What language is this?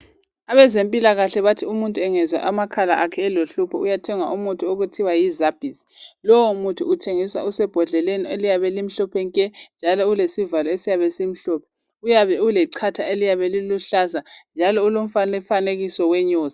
North Ndebele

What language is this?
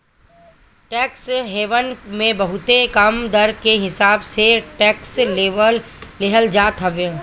Bhojpuri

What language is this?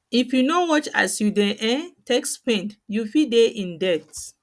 Nigerian Pidgin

